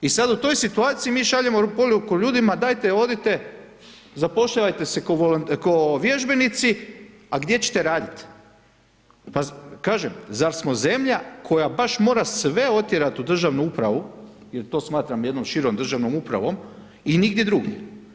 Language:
Croatian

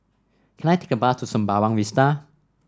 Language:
English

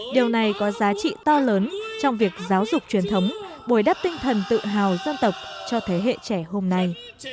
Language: Vietnamese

